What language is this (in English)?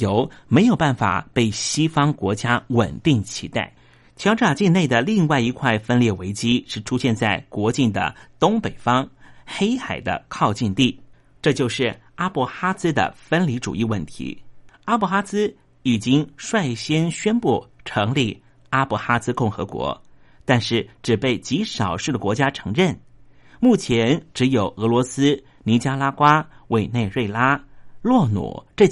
Chinese